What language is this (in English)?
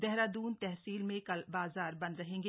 Hindi